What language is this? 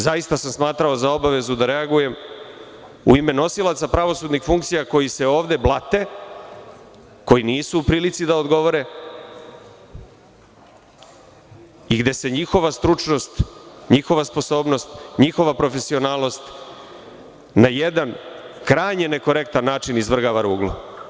Serbian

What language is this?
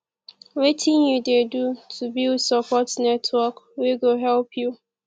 Nigerian Pidgin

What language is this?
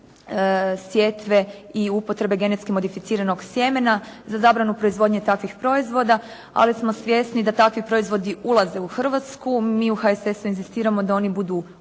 Croatian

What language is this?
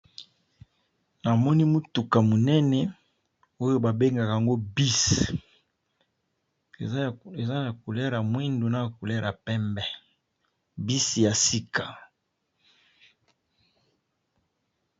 Lingala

